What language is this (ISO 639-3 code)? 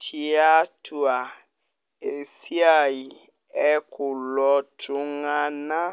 mas